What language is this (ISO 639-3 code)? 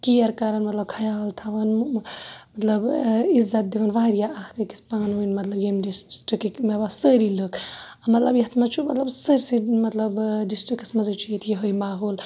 kas